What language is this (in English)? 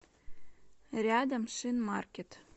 Russian